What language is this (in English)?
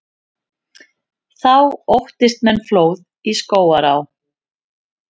Icelandic